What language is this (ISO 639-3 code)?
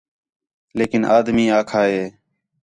xhe